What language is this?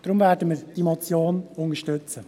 Swiss German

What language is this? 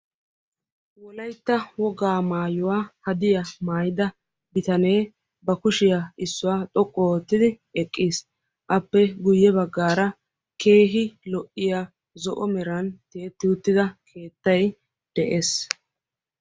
Wolaytta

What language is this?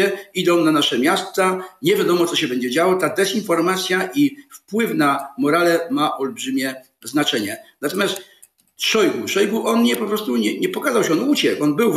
Polish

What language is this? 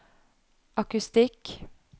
Norwegian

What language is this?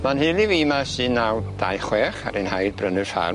Welsh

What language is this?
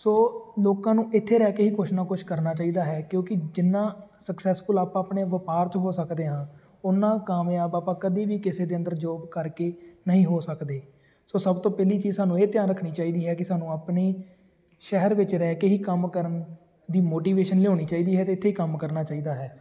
Punjabi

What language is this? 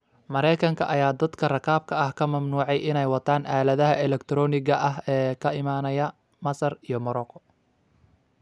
Somali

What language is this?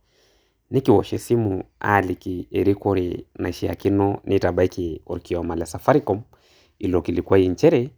Masai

